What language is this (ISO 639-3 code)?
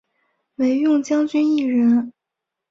zho